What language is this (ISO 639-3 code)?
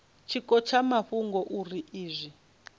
ven